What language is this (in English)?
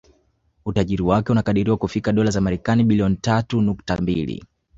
Swahili